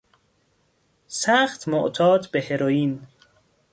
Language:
Persian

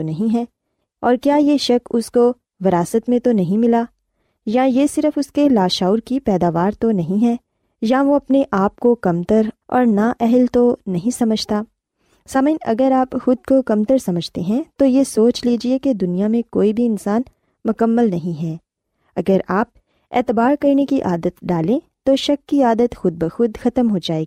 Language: Urdu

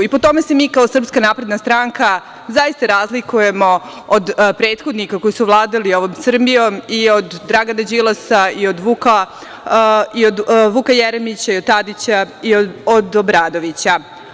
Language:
Serbian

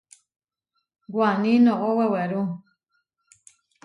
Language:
Huarijio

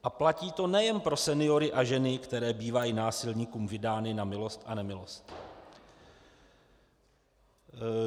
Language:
Czech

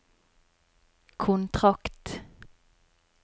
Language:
Norwegian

